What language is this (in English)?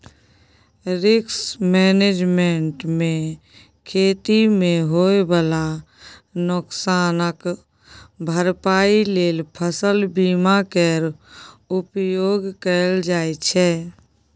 Maithili